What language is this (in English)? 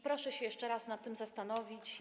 Polish